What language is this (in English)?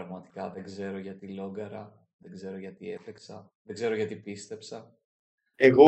Greek